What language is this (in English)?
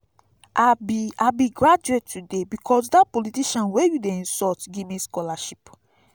Nigerian Pidgin